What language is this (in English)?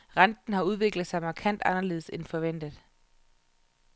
Danish